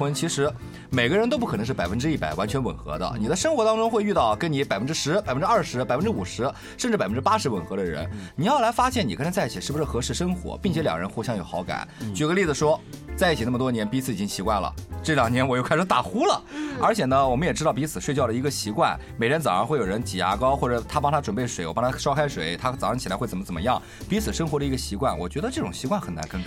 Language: Chinese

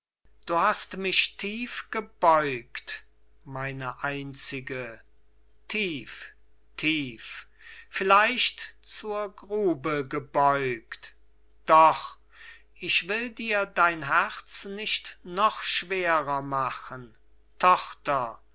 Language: German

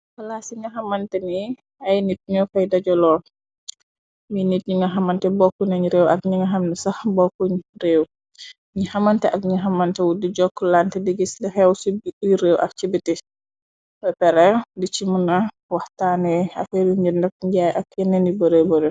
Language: Wolof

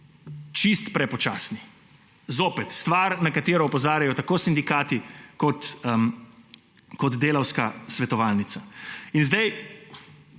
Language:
Slovenian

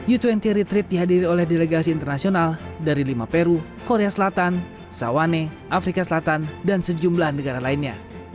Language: Indonesian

